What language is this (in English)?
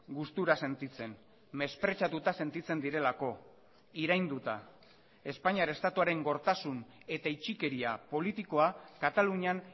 Basque